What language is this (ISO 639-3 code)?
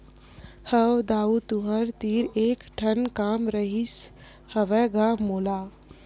hne